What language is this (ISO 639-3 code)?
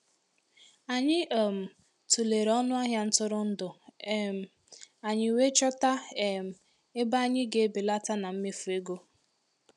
ibo